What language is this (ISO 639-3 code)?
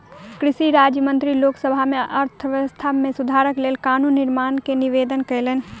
mai